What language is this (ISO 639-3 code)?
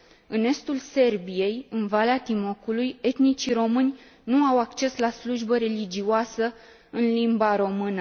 ron